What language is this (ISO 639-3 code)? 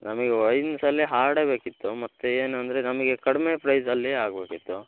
kan